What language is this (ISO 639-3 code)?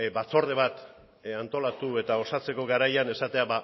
eus